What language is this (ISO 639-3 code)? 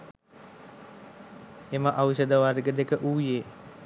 sin